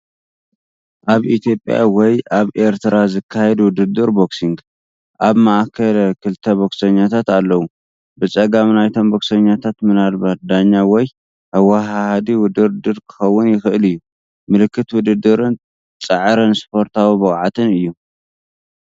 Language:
Tigrinya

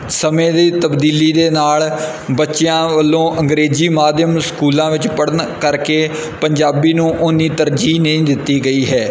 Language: Punjabi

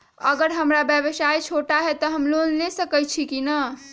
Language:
Magahi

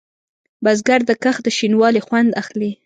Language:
Pashto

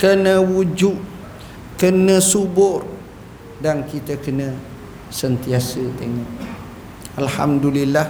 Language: Malay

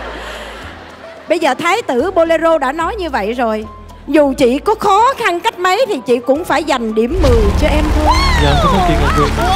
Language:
Vietnamese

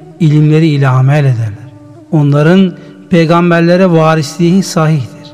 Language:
Turkish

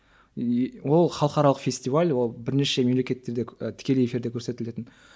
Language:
Kazakh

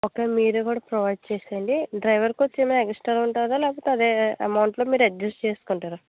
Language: Telugu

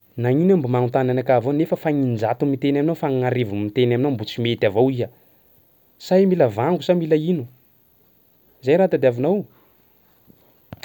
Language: Sakalava Malagasy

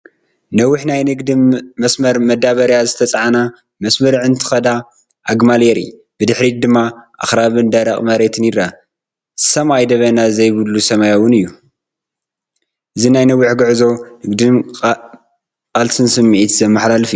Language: Tigrinya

